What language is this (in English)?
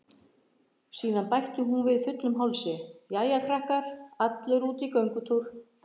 Icelandic